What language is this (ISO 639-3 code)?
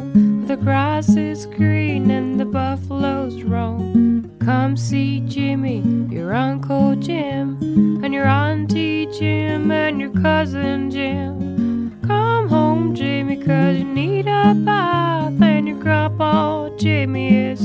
fas